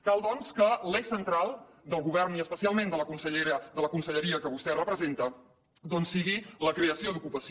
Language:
Catalan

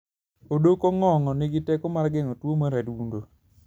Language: Luo (Kenya and Tanzania)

